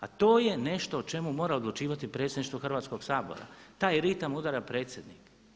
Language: Croatian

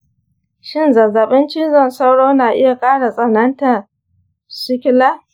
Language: Hausa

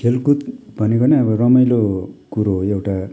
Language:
Nepali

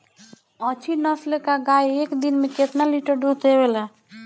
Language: Bhojpuri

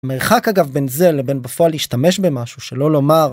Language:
Hebrew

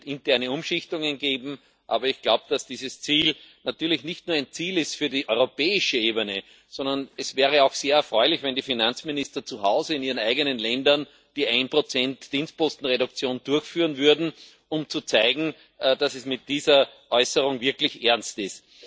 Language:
German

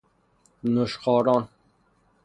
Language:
Persian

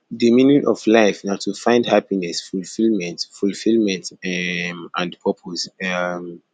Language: Nigerian Pidgin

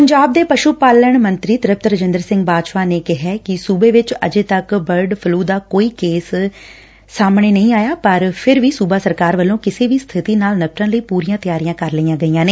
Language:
Punjabi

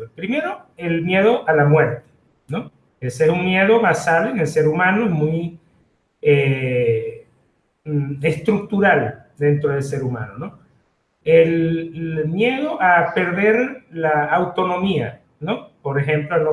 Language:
Spanish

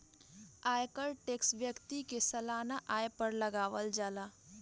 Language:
Bhojpuri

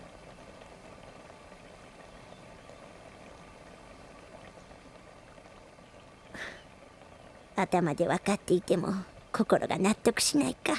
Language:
Japanese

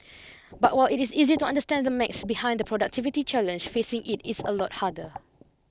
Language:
English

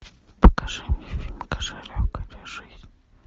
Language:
Russian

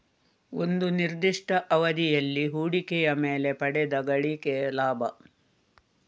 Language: Kannada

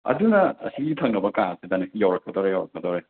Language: Manipuri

